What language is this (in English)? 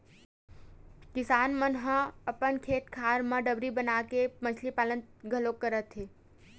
Chhattisgarhi